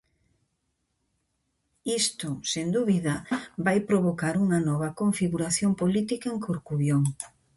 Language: Galician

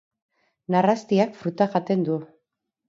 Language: Basque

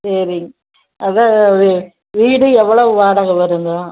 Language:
Tamil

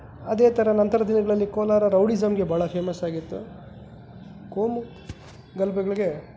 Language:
Kannada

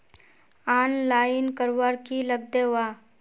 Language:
Magahi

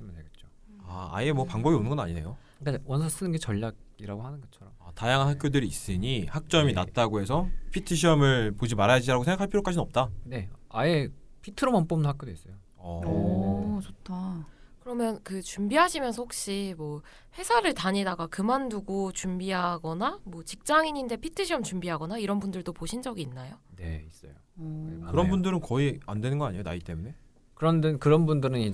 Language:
Korean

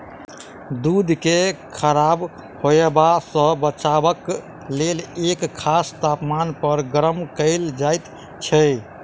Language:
Maithili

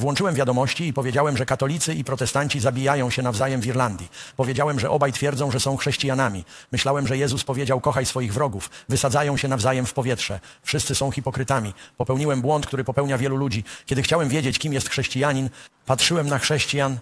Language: Polish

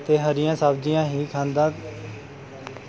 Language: Punjabi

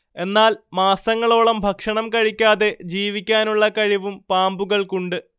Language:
Malayalam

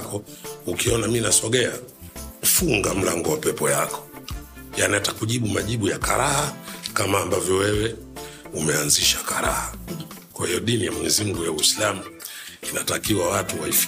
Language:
Swahili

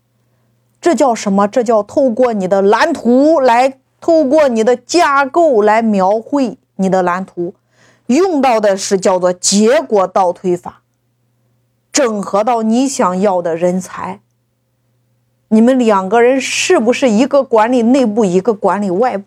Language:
Chinese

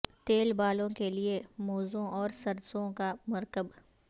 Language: Urdu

